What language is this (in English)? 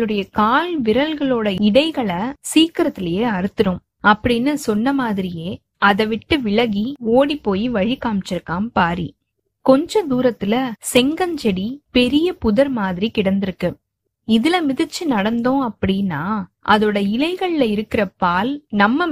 Tamil